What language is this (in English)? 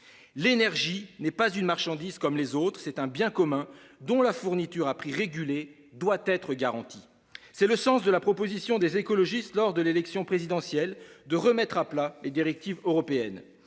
French